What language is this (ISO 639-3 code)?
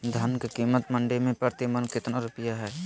mag